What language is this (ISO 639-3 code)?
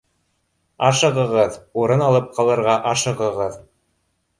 bak